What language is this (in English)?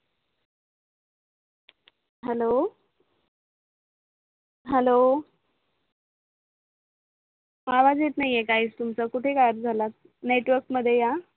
Marathi